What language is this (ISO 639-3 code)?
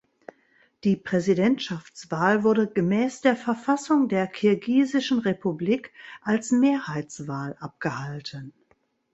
deu